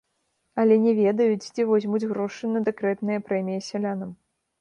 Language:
Belarusian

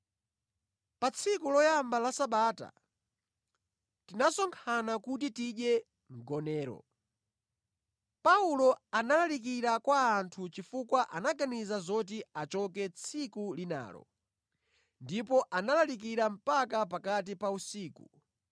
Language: Nyanja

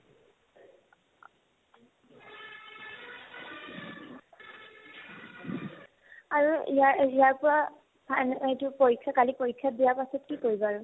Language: Assamese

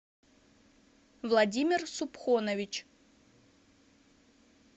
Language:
Russian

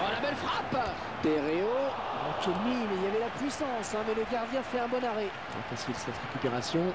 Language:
French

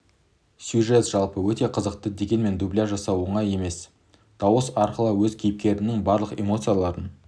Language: Kazakh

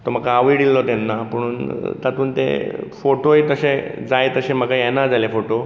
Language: Konkani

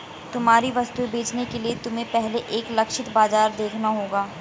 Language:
Hindi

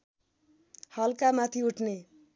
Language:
Nepali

